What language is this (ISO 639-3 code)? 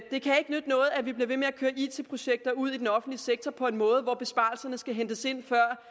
dan